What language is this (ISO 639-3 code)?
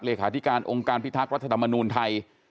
tha